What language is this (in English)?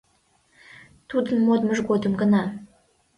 Mari